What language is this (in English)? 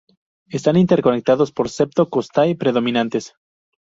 Spanish